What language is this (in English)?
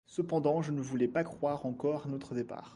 French